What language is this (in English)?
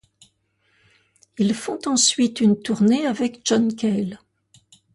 French